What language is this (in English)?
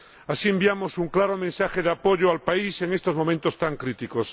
Spanish